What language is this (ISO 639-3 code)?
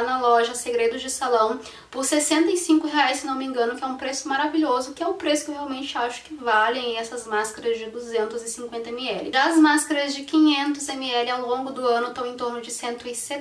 por